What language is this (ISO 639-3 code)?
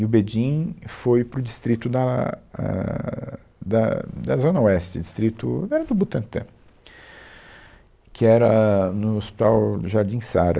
por